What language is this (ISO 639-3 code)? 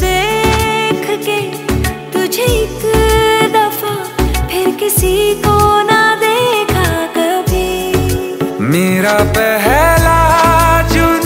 ara